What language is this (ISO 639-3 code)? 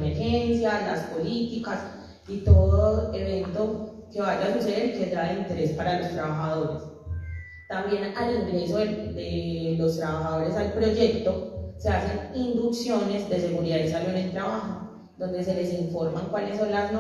spa